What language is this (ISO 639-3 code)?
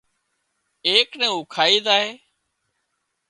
kxp